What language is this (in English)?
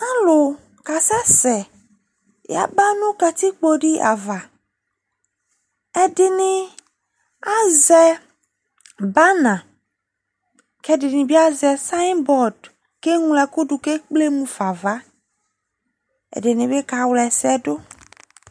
Ikposo